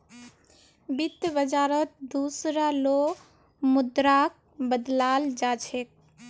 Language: Magahi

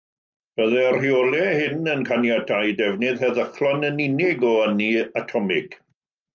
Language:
Welsh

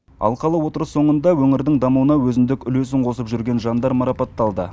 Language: Kazakh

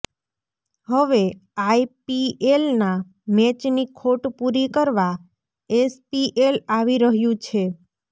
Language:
Gujarati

